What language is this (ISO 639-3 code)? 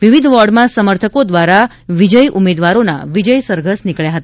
guj